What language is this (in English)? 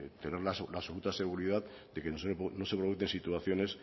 Spanish